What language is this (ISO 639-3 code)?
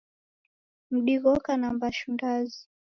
dav